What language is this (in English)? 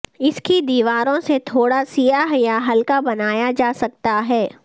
Urdu